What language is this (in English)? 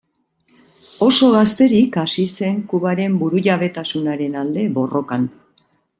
Basque